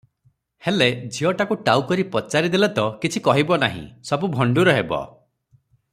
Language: Odia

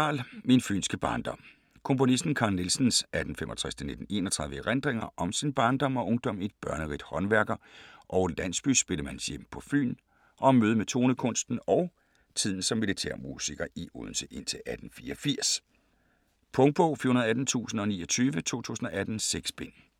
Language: Danish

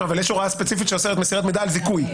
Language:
Hebrew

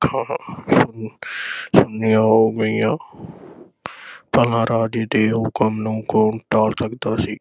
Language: Punjabi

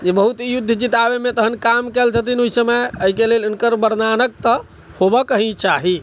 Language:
Maithili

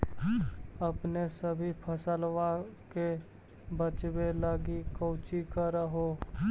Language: Magahi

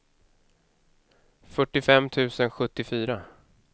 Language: Swedish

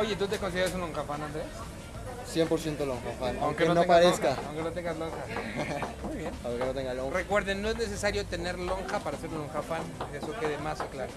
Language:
Spanish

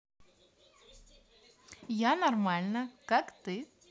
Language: Russian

